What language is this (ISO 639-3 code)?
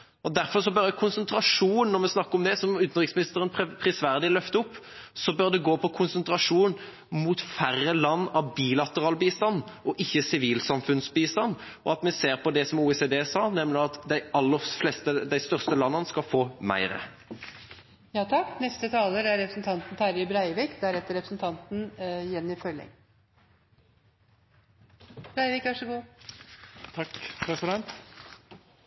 nor